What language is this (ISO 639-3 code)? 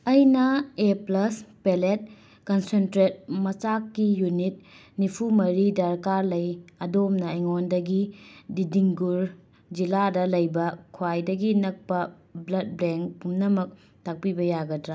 mni